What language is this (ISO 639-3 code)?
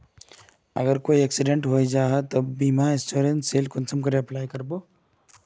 mag